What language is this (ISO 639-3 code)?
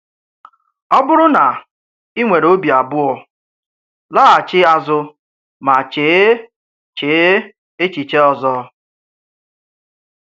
ibo